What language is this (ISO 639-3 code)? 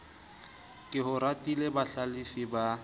sot